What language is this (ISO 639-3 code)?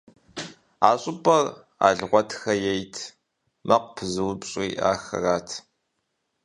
kbd